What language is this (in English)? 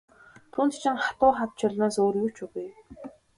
Mongolian